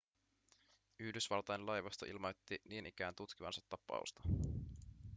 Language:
Finnish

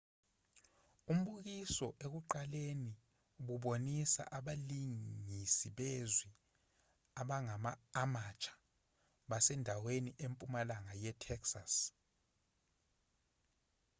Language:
Zulu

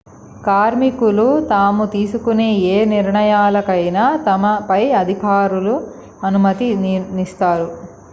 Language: Telugu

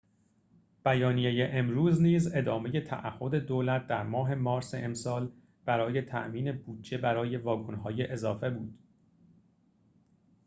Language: Persian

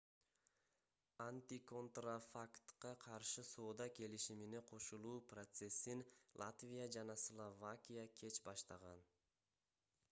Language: Kyrgyz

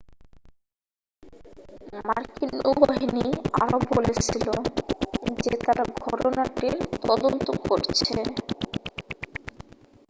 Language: Bangla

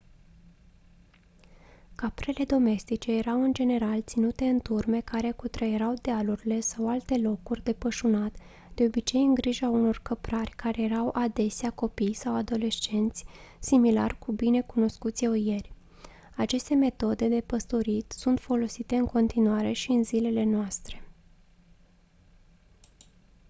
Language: Romanian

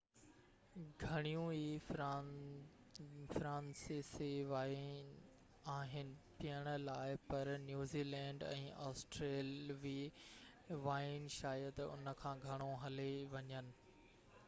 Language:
Sindhi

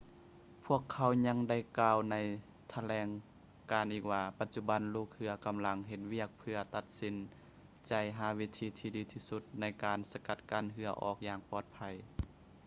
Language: Lao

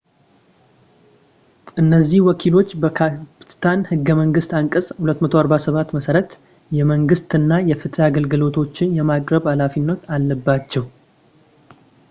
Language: Amharic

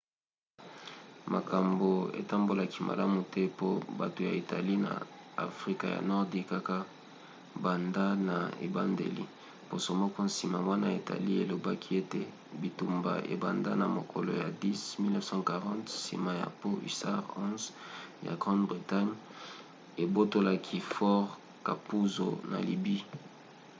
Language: Lingala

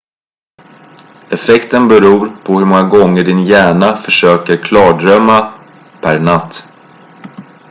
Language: Swedish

